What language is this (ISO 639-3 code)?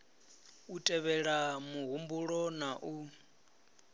ven